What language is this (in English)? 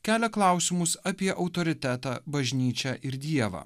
Lithuanian